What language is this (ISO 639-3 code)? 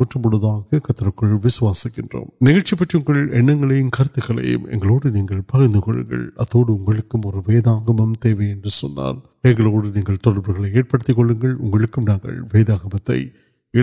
urd